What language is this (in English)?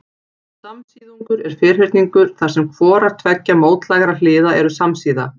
Icelandic